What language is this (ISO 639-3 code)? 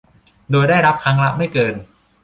tha